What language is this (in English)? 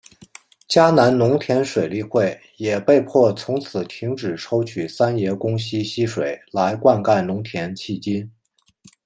Chinese